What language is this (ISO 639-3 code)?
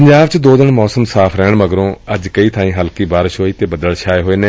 pan